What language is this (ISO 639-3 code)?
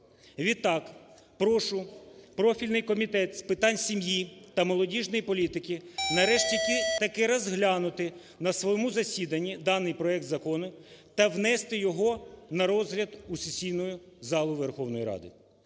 ukr